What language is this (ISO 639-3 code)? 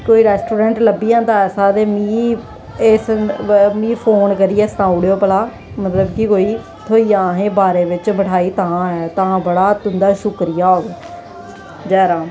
doi